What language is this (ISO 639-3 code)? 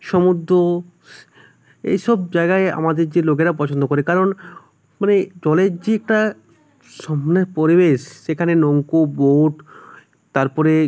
ben